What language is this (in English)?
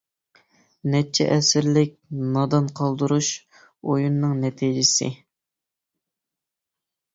Uyghur